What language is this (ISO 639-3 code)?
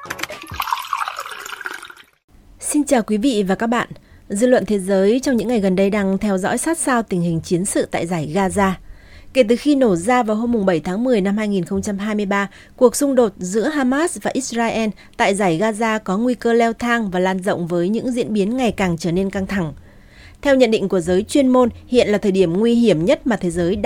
vie